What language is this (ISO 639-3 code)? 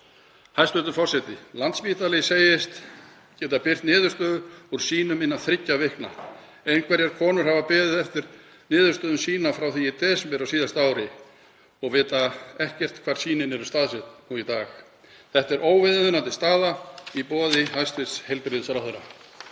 isl